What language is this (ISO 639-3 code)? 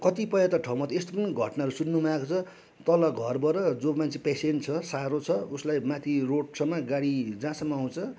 nep